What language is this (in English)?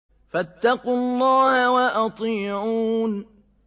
Arabic